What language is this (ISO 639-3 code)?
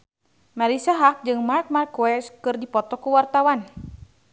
sun